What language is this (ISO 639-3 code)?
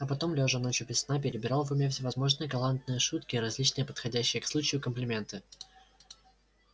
rus